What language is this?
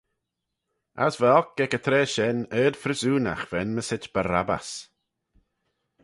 Manx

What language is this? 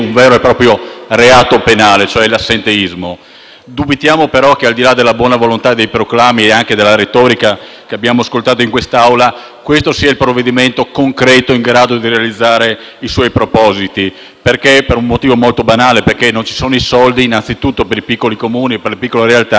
Italian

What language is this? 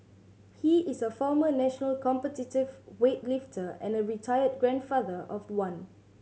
English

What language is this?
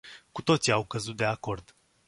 Romanian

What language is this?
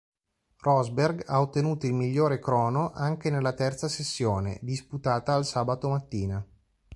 Italian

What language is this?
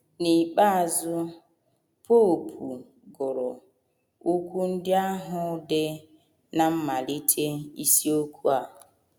Igbo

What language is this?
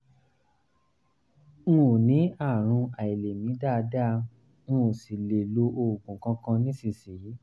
Yoruba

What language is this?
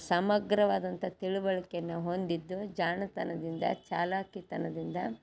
Kannada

